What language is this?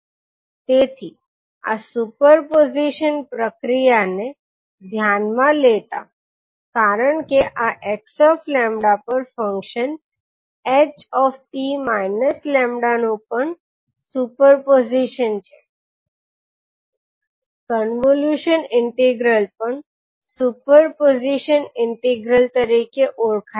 Gujarati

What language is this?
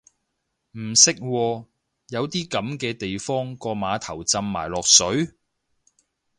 Cantonese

